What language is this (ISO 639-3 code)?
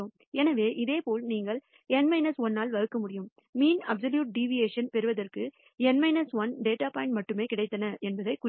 tam